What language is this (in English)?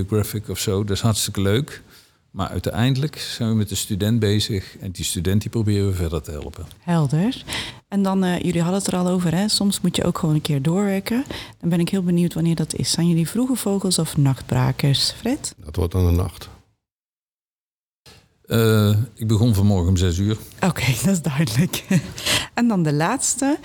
Dutch